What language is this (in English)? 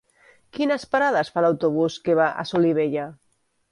Catalan